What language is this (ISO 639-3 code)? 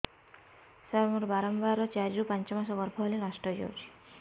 ori